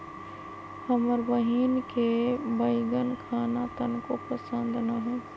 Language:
Magahi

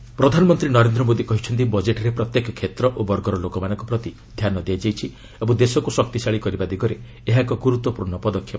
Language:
Odia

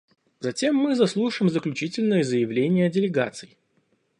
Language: Russian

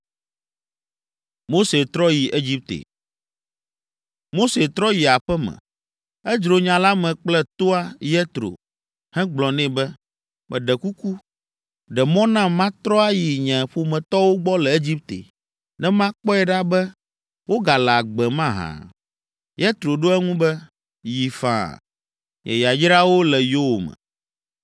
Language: Ewe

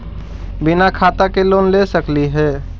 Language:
Magahi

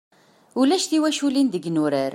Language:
Kabyle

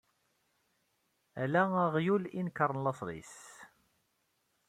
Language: Kabyle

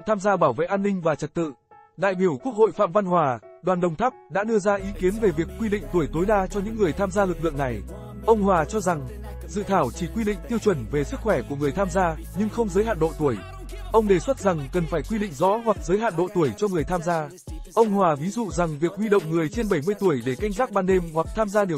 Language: Vietnamese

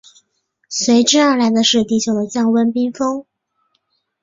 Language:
Chinese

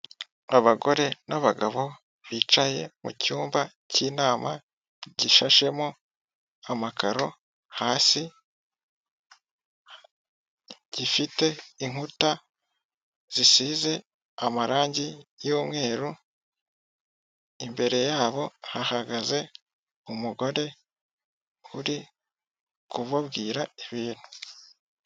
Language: Kinyarwanda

